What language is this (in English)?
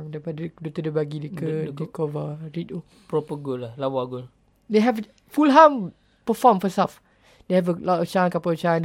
Malay